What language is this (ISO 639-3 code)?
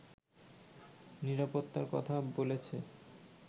ben